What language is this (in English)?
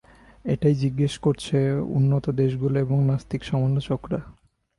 Bangla